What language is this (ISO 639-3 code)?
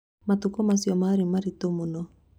kik